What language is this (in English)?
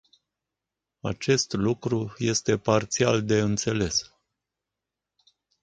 Romanian